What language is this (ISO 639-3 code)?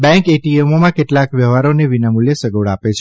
guj